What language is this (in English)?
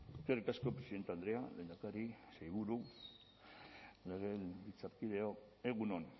Basque